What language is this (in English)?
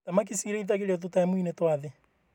Kikuyu